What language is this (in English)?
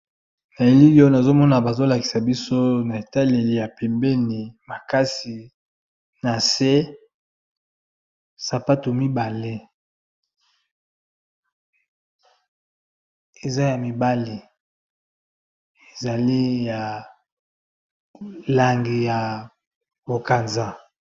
Lingala